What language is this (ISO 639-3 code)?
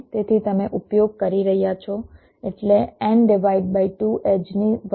guj